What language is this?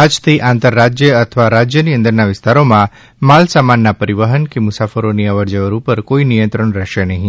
Gujarati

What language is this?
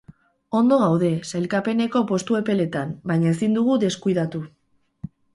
Basque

